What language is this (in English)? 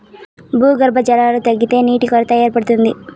Telugu